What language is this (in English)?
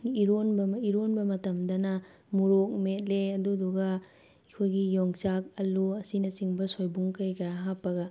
Manipuri